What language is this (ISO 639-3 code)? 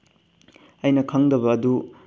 mni